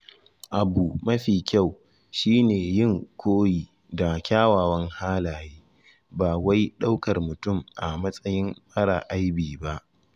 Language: Hausa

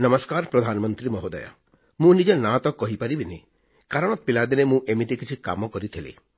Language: Odia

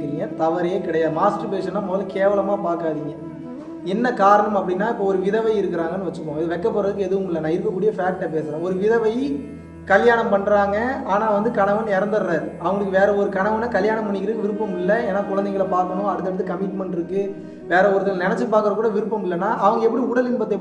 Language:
Tamil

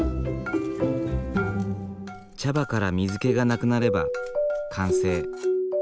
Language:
Japanese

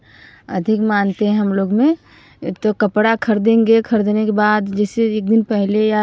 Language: Hindi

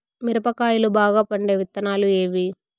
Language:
Telugu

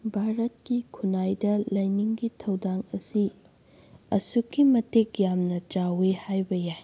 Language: Manipuri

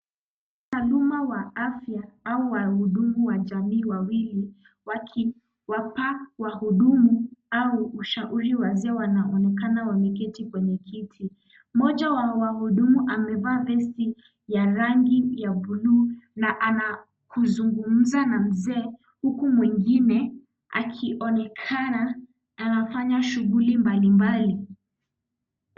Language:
Swahili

